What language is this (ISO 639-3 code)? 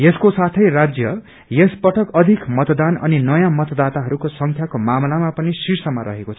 nep